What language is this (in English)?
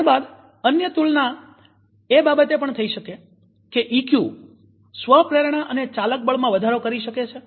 Gujarati